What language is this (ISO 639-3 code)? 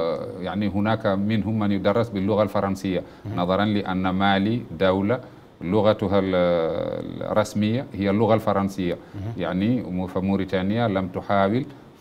ara